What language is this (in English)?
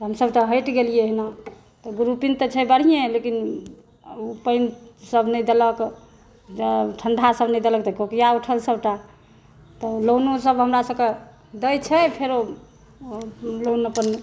Maithili